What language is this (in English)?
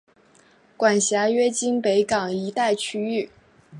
Chinese